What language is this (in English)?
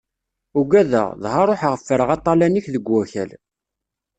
Kabyle